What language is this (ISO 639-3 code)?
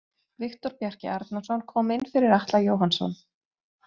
isl